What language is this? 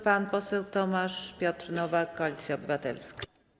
Polish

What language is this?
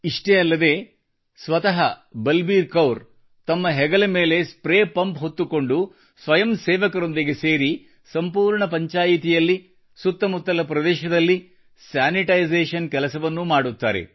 Kannada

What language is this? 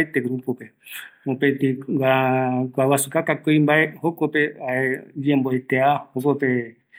Eastern Bolivian Guaraní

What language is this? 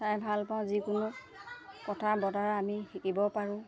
Assamese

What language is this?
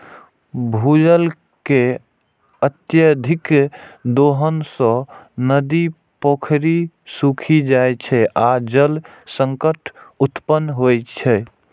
Maithili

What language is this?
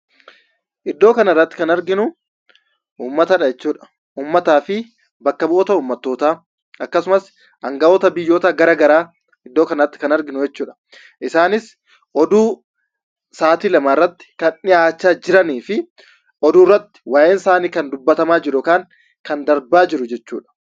Oromo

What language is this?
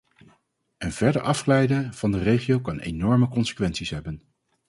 Dutch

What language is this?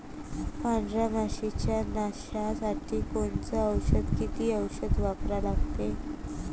Marathi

